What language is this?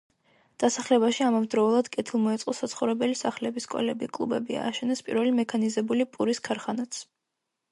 Georgian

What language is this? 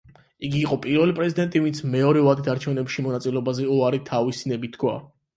Georgian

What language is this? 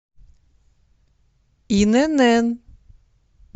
Russian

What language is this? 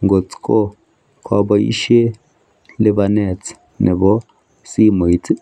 Kalenjin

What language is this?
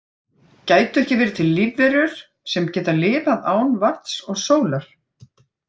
Icelandic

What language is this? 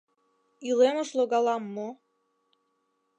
Mari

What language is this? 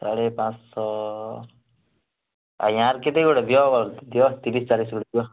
Odia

